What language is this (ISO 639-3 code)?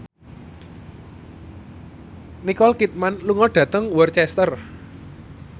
jav